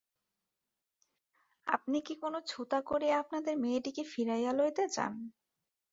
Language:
Bangla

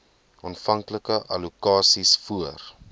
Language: Afrikaans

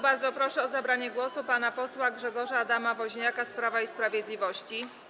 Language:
Polish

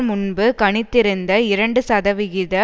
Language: Tamil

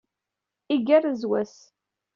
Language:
Kabyle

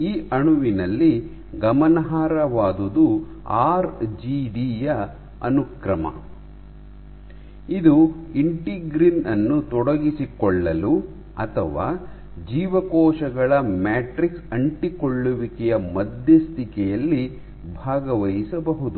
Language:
Kannada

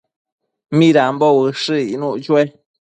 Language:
Matsés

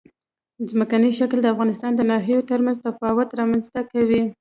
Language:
Pashto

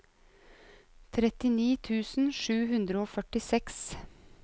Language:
Norwegian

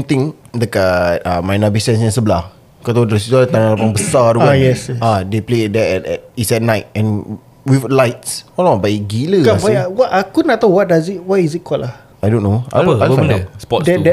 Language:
Malay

